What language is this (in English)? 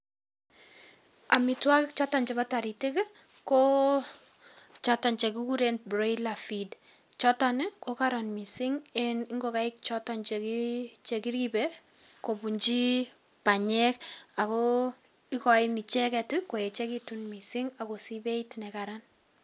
Kalenjin